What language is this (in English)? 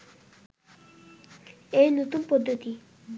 Bangla